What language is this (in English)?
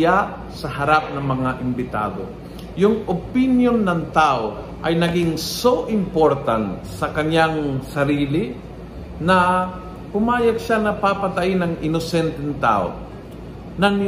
Filipino